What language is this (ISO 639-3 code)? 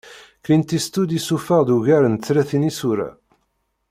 kab